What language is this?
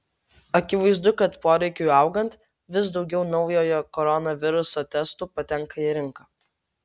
Lithuanian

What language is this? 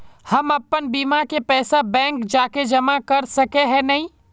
Magahi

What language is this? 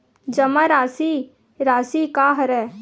Chhattisgarhi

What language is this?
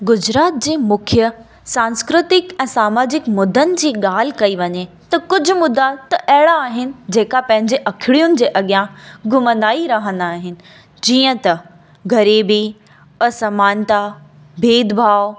Sindhi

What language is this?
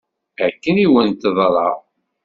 Kabyle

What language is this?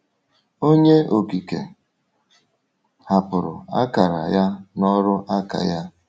Igbo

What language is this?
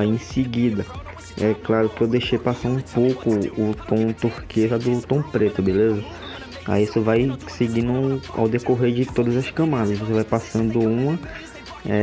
Portuguese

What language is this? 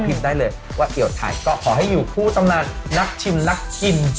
Thai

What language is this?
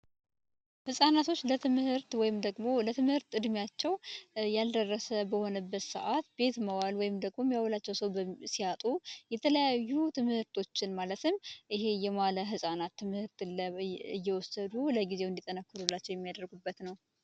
Amharic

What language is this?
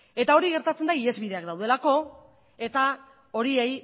Basque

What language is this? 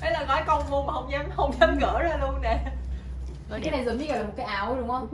Vietnamese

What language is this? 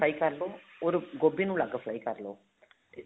Punjabi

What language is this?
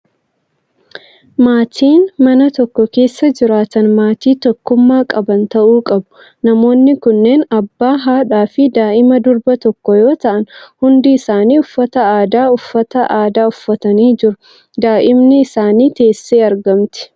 Oromo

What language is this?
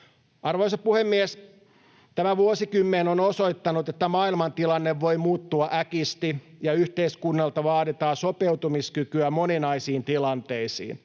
Finnish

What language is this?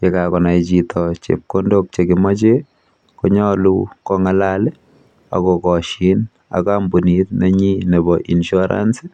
Kalenjin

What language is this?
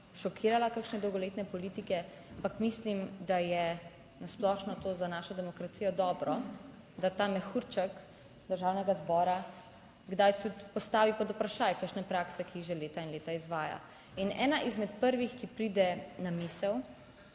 Slovenian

